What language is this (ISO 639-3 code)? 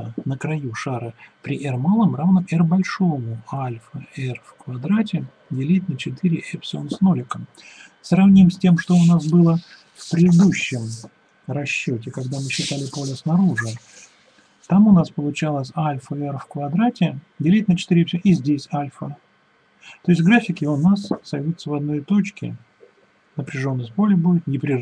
rus